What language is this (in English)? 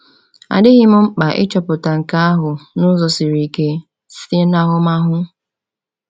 Igbo